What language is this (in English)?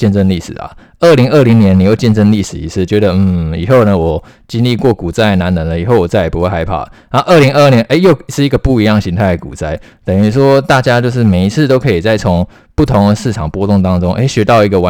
Chinese